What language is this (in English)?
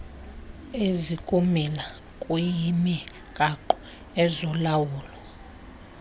Xhosa